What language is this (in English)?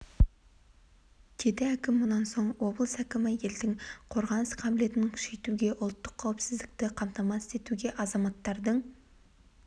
Kazakh